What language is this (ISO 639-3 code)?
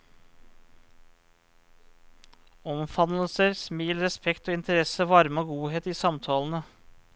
nor